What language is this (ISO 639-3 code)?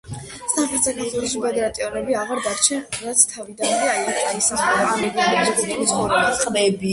kat